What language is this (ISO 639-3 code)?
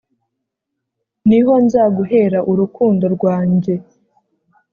kin